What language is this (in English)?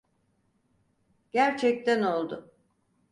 Turkish